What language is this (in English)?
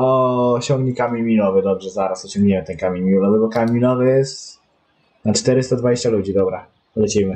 Polish